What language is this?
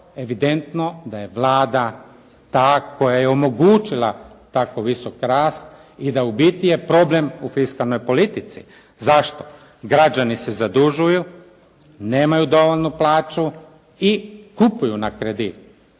Croatian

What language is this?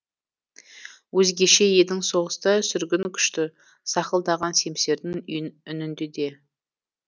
Kazakh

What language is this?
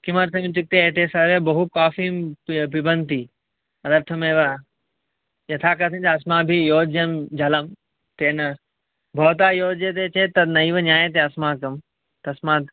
Sanskrit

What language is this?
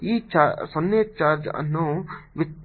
Kannada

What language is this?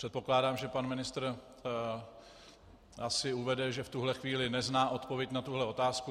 Czech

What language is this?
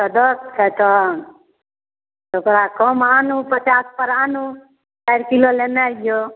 Maithili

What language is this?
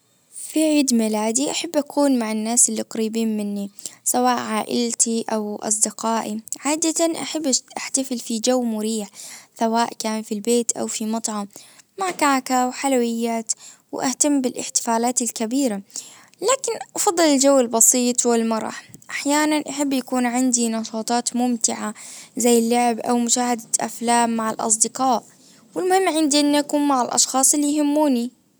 Najdi Arabic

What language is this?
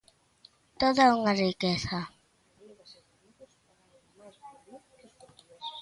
Galician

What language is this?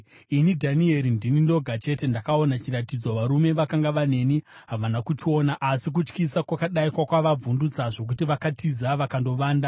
Shona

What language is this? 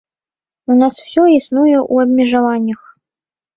Belarusian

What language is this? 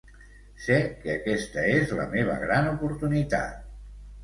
Catalan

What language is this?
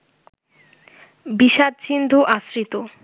Bangla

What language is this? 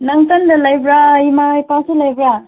Manipuri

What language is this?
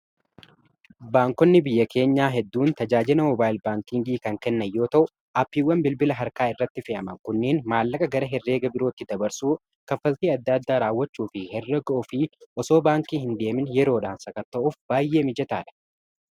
Oromo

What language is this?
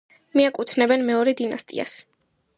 Georgian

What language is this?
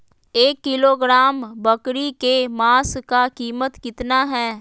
Magahi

